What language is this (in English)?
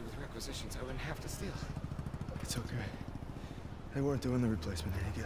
Thai